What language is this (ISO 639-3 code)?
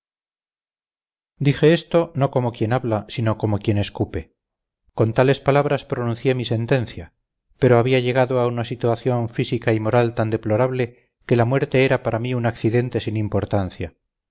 spa